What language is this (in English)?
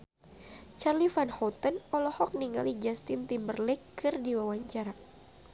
Sundanese